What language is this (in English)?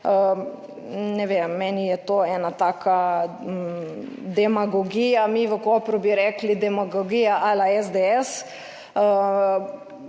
Slovenian